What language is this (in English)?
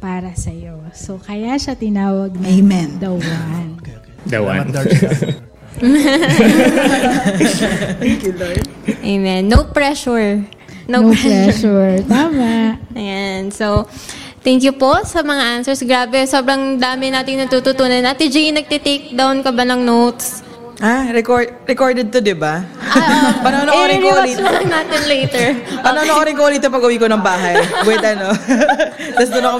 Filipino